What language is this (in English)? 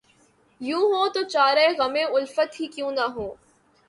Urdu